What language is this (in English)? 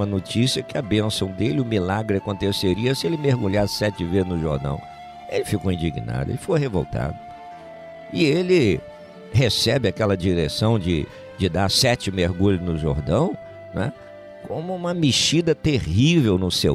Portuguese